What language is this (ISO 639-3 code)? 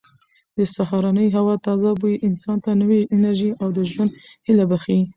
pus